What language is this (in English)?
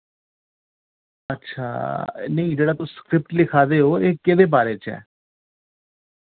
Dogri